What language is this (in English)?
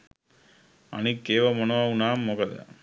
Sinhala